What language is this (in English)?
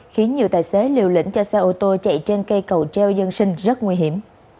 Vietnamese